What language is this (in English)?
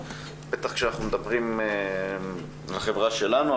Hebrew